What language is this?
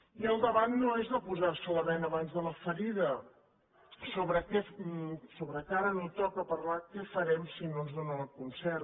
Catalan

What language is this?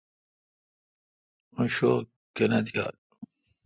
Kalkoti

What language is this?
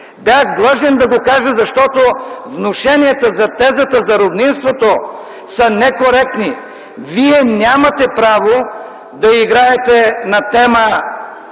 Bulgarian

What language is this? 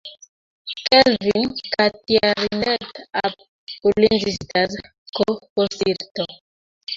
Kalenjin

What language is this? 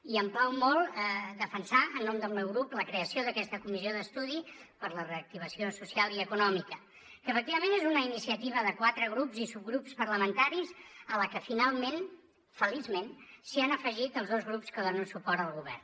Catalan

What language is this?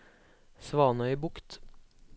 Norwegian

